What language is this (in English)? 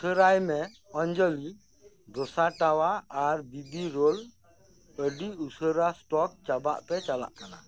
Santali